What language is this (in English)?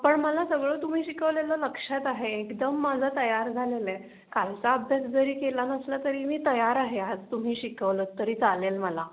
Marathi